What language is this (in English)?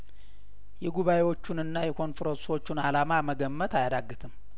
Amharic